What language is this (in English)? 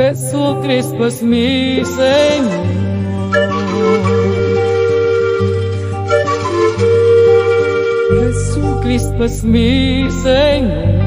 Romanian